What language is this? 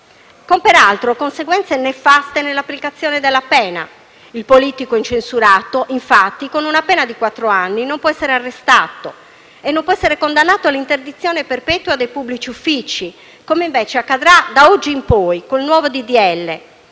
Italian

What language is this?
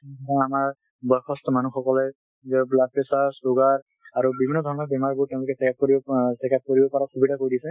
Assamese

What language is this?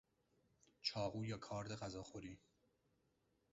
Persian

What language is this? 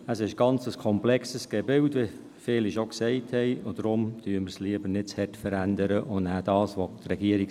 Swiss German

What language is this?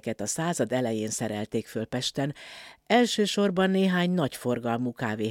Hungarian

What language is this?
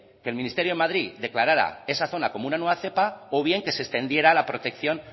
Spanish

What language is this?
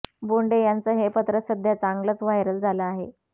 Marathi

